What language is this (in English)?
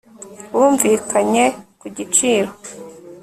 Kinyarwanda